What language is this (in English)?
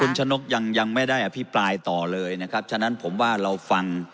Thai